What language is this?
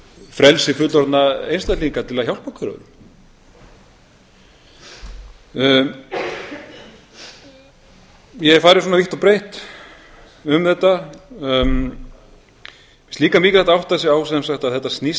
Icelandic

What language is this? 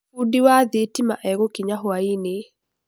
Kikuyu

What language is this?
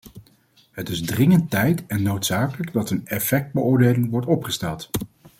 Dutch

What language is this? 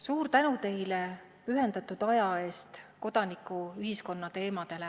Estonian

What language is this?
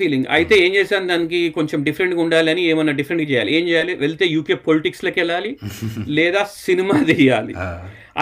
Telugu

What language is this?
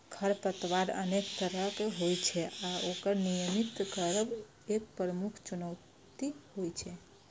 Maithili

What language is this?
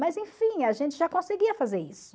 Portuguese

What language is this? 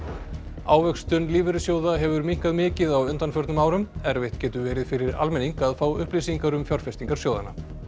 Icelandic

